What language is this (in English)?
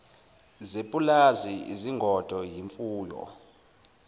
Zulu